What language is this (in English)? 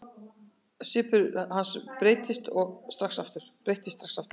Icelandic